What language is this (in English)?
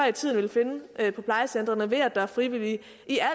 Danish